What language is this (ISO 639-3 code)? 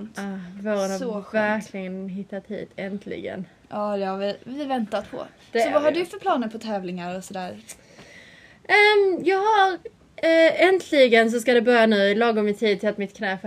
swe